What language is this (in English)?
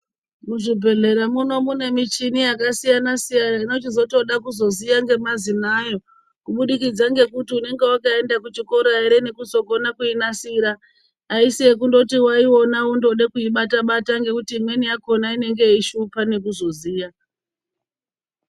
Ndau